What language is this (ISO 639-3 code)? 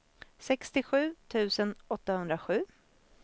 swe